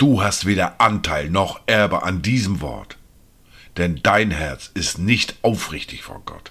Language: German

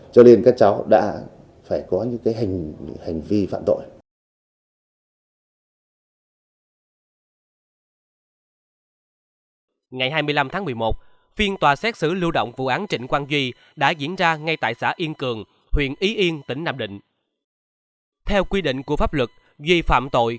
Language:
Vietnamese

